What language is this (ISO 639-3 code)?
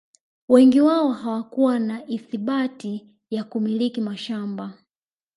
swa